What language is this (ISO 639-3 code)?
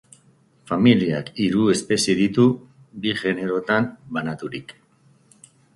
eus